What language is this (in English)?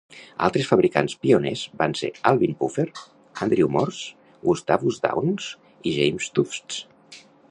Catalan